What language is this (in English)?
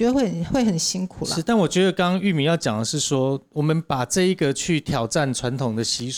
Chinese